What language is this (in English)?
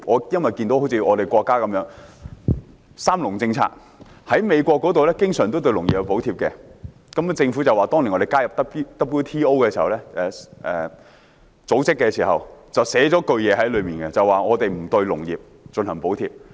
Cantonese